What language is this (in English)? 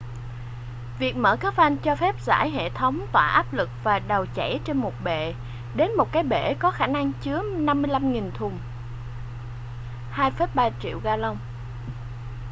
Vietnamese